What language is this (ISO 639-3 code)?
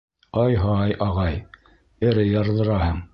bak